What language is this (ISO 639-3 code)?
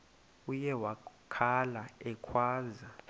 xho